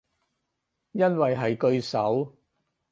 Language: Cantonese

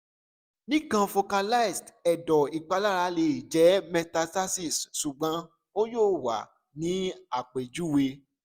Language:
Yoruba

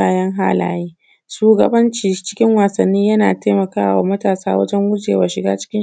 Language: Hausa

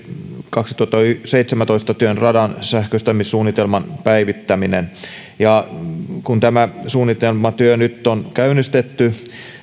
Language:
Finnish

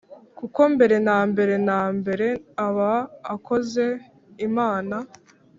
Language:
Kinyarwanda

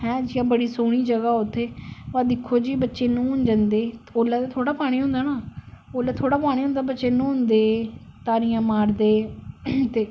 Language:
Dogri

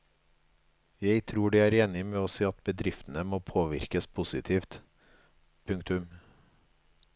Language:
Norwegian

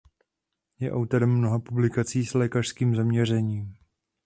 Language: Czech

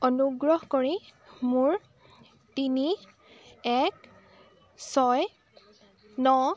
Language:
Assamese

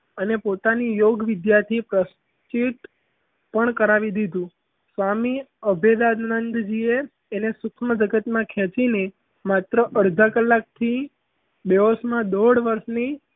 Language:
Gujarati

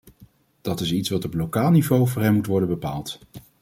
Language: Dutch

